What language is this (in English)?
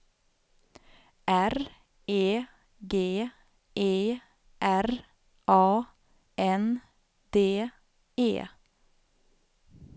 Swedish